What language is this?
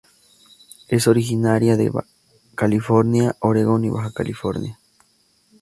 Spanish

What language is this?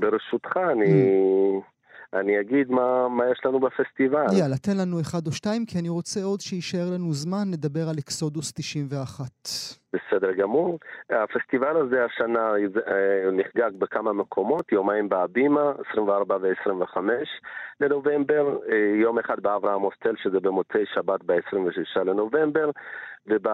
Hebrew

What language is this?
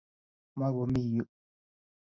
Kalenjin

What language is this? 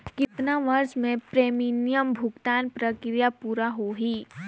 Chhattisgarhi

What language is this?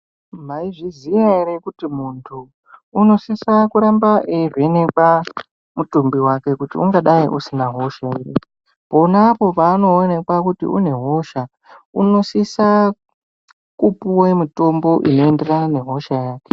Ndau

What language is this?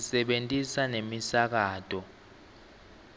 Swati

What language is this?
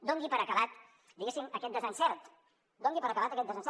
Catalan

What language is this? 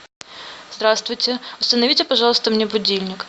Russian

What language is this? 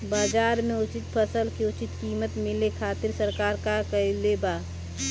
Bhojpuri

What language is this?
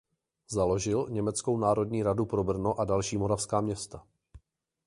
Czech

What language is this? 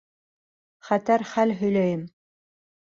Bashkir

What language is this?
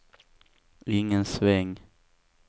Swedish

